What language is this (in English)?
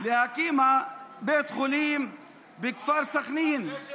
Hebrew